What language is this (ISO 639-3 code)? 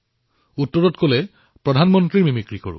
asm